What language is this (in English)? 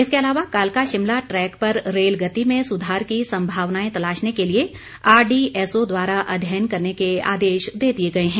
Hindi